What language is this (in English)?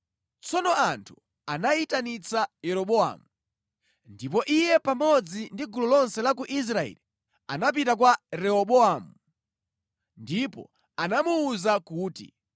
Nyanja